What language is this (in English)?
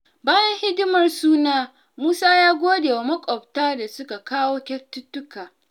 Hausa